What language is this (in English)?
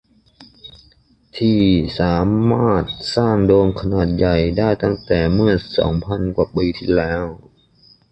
Thai